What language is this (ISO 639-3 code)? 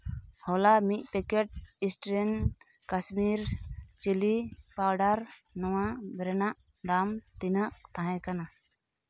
sat